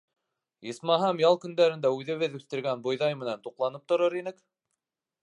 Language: Bashkir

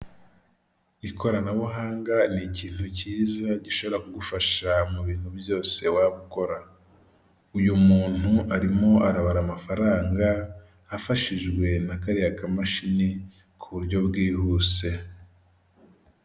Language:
Kinyarwanda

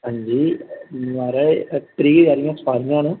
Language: Dogri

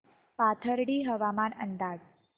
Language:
Marathi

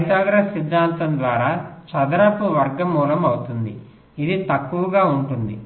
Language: Telugu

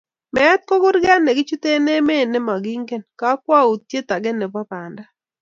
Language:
Kalenjin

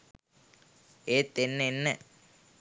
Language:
Sinhala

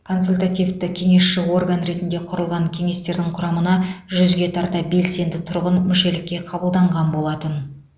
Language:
Kazakh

